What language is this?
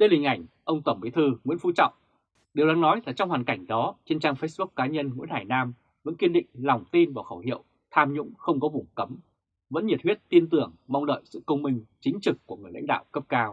Vietnamese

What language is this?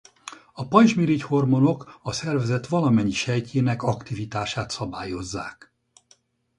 Hungarian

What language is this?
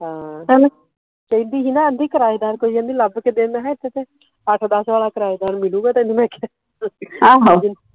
Punjabi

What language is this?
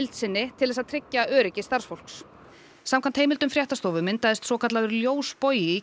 Icelandic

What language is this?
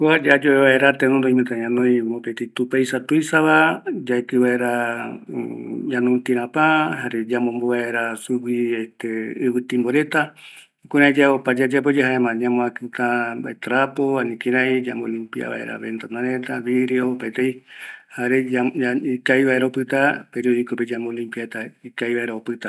Eastern Bolivian Guaraní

